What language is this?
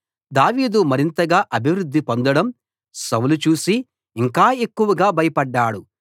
Telugu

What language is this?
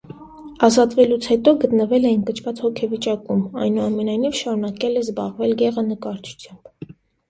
Armenian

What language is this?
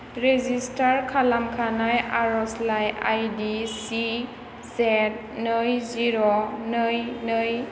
Bodo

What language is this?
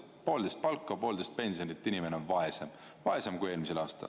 Estonian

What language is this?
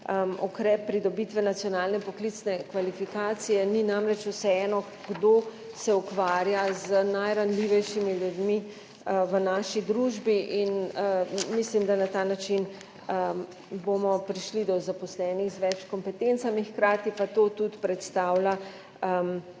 Slovenian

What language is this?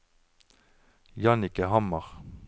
Norwegian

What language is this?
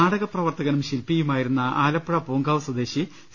Malayalam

